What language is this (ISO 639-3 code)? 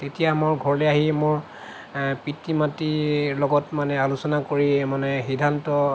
asm